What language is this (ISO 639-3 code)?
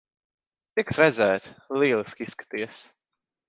lav